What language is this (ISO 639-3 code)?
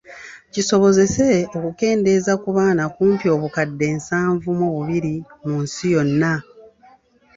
lug